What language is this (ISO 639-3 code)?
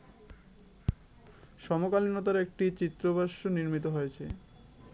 ben